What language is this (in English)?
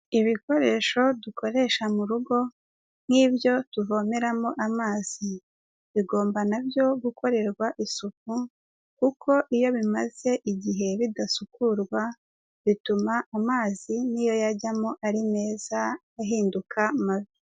Kinyarwanda